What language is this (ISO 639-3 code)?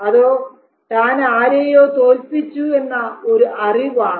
mal